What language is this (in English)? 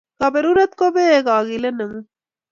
Kalenjin